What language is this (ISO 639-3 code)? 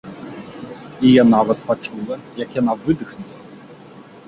bel